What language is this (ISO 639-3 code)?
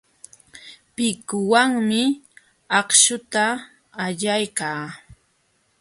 qxw